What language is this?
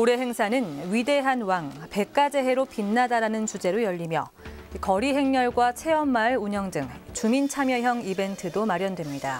Korean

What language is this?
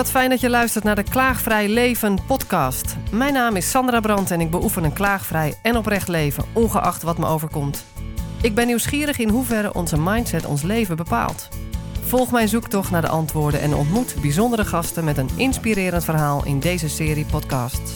Dutch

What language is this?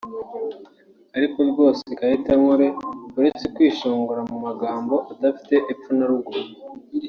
Kinyarwanda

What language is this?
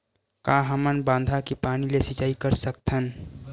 Chhattisgarhi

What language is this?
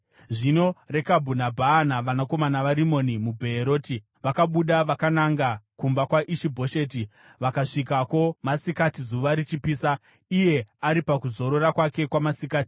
Shona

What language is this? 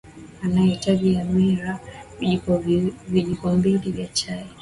Swahili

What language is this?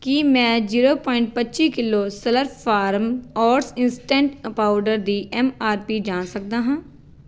Punjabi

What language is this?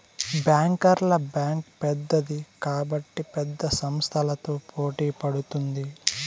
Telugu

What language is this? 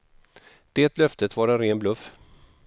Swedish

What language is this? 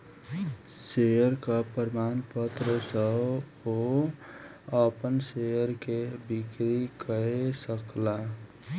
Maithili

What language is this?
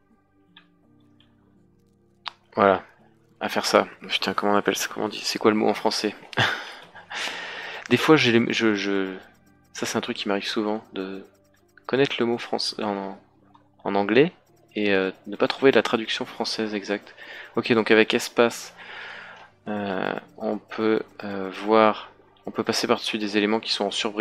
French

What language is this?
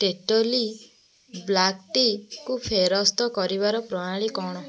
Odia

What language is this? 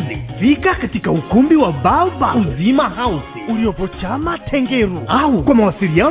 Swahili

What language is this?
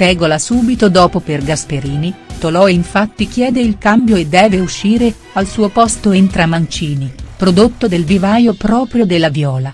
Italian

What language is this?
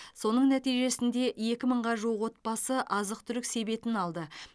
Kazakh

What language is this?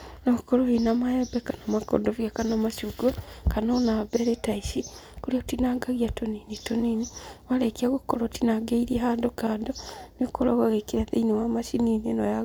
Kikuyu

